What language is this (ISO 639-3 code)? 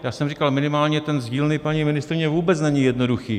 ces